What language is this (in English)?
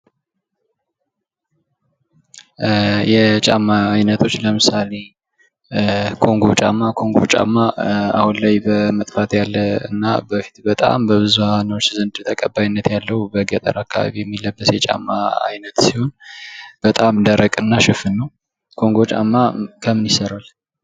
Amharic